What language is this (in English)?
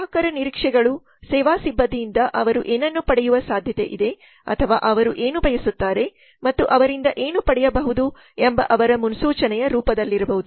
Kannada